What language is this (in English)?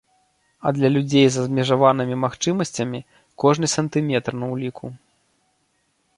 Belarusian